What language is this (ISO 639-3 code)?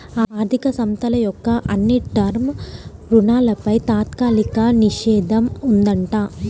tel